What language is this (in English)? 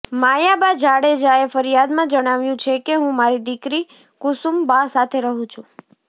Gujarati